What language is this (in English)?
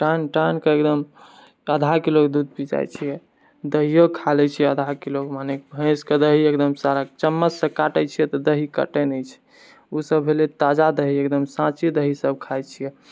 Maithili